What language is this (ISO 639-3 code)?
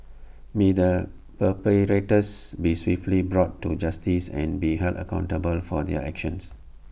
eng